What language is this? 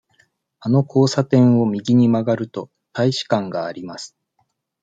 Japanese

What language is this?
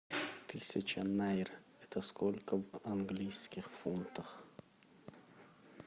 Russian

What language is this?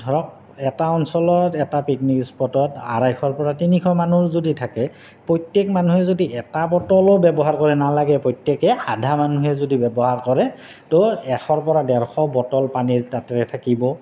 Assamese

